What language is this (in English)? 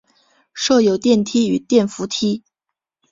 Chinese